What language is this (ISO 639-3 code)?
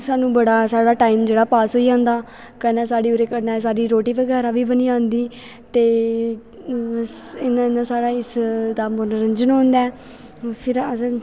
doi